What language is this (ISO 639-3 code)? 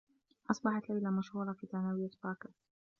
ara